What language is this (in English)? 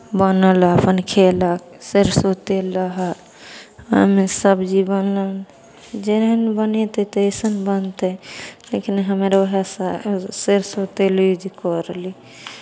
Maithili